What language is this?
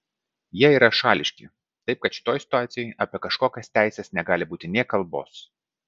Lithuanian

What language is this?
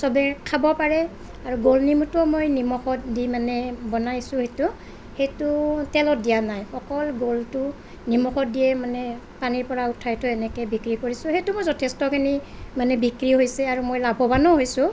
Assamese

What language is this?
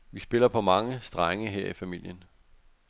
Danish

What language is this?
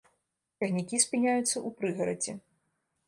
Belarusian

